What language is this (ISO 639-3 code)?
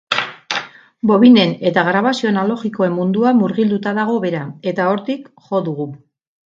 eus